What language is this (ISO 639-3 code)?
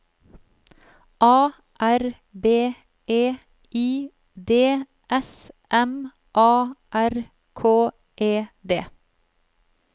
nor